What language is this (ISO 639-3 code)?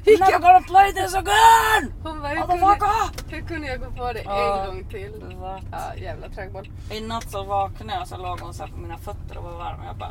swe